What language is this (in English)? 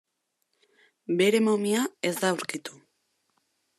Basque